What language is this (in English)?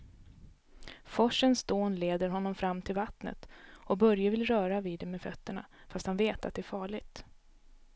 Swedish